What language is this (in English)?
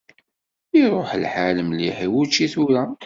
Kabyle